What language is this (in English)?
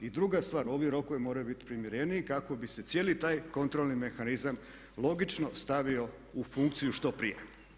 Croatian